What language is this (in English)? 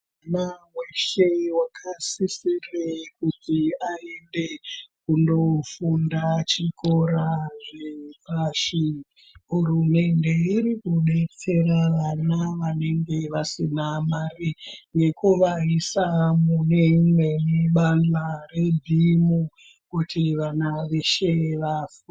Ndau